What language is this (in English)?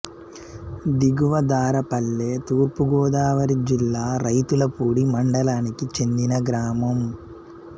Telugu